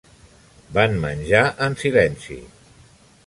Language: Catalan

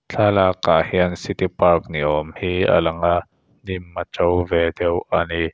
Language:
Mizo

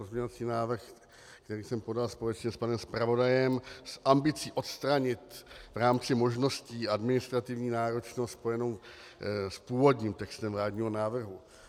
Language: Czech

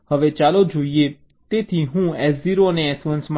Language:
Gujarati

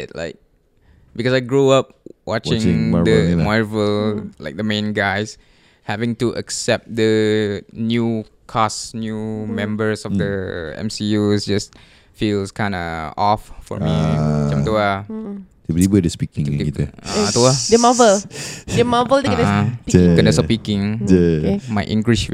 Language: Malay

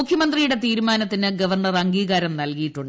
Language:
Malayalam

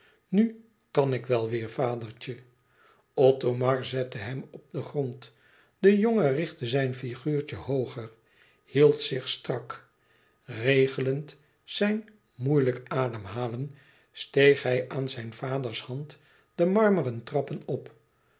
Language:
Dutch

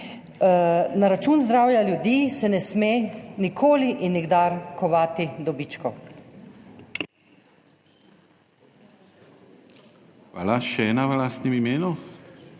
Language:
Slovenian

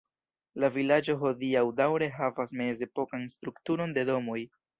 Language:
Esperanto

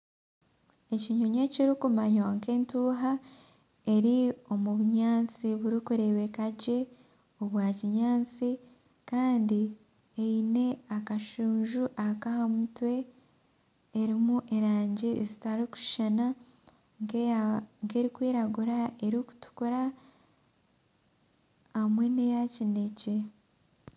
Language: Nyankole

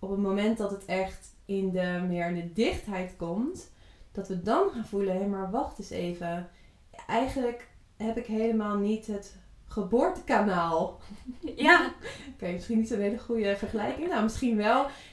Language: Dutch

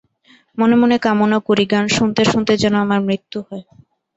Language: Bangla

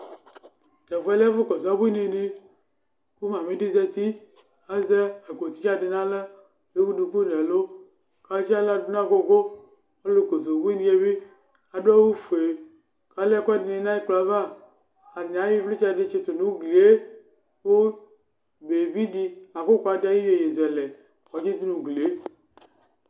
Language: Ikposo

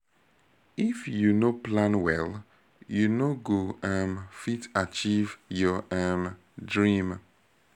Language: Nigerian Pidgin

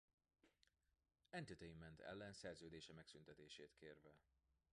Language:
Hungarian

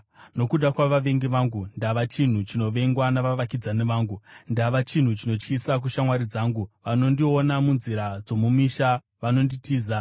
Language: Shona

